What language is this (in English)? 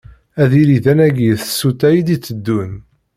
Kabyle